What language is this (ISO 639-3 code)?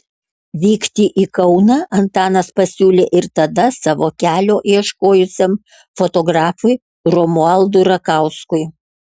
lit